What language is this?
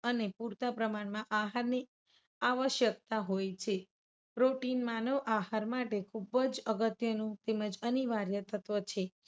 Gujarati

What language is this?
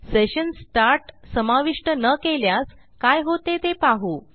Marathi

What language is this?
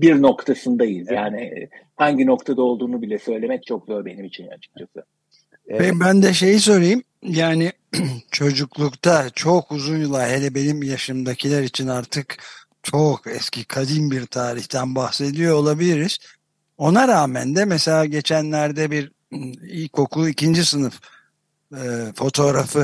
Turkish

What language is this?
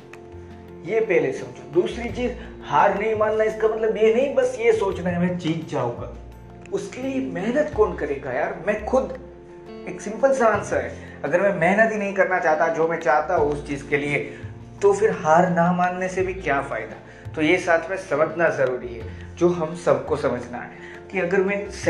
Hindi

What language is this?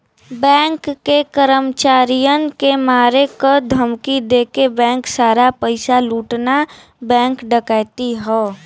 Bhojpuri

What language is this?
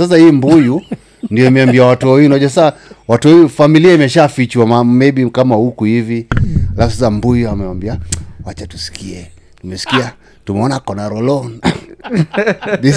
Swahili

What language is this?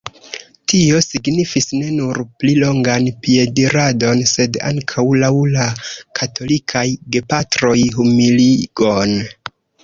Esperanto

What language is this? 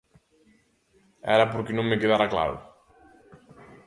Galician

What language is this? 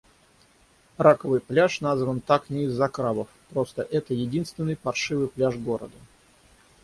Russian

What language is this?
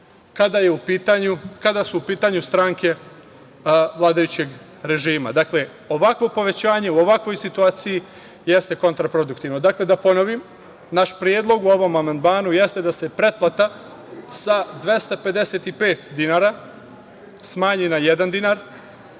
Serbian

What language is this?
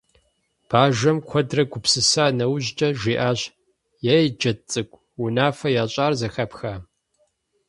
Kabardian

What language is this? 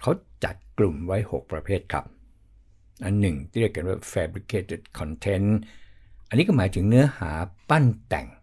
Thai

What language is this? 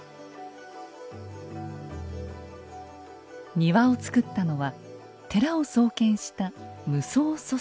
Japanese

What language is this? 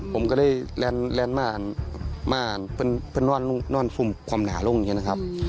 Thai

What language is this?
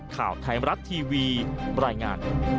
Thai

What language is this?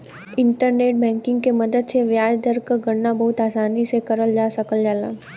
Bhojpuri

